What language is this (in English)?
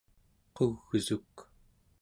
Central Yupik